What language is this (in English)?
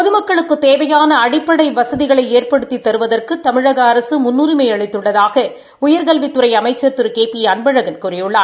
Tamil